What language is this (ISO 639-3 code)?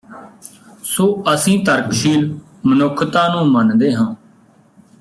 pan